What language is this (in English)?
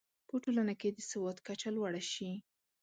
Pashto